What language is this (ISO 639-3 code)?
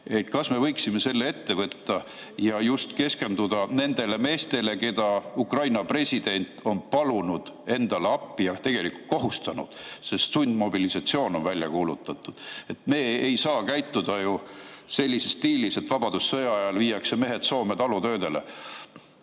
est